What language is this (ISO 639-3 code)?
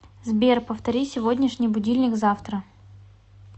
rus